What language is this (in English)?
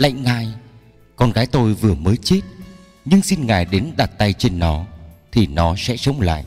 Vietnamese